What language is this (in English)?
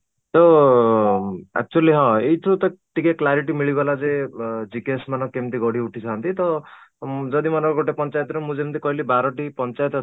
Odia